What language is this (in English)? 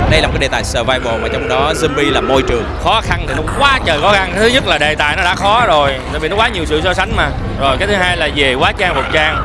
Vietnamese